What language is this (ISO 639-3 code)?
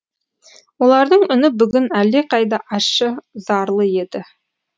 kaz